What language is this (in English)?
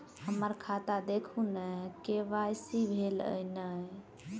Maithili